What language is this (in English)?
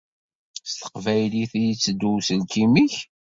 Kabyle